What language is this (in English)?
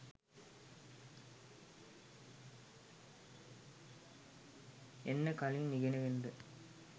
Sinhala